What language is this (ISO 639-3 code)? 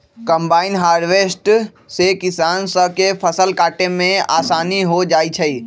mag